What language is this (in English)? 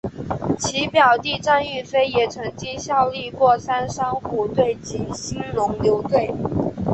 Chinese